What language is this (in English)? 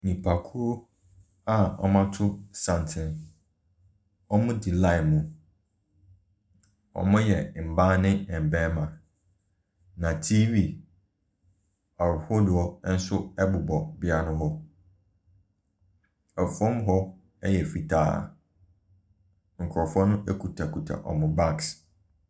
Akan